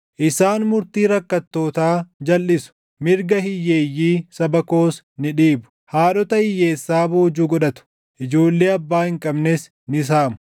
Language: Oromo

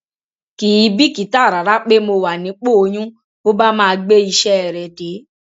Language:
Yoruba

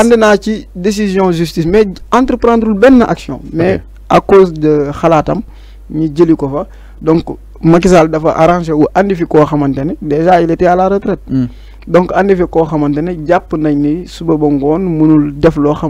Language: French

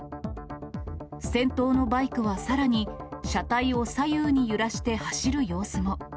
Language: Japanese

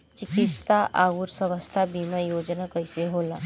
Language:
Bhojpuri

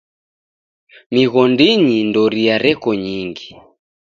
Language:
Taita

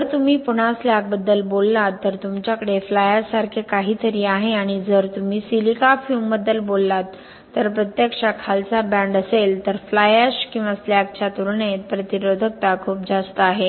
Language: Marathi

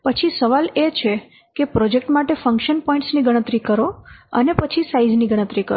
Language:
Gujarati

